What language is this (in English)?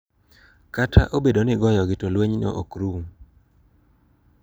Luo (Kenya and Tanzania)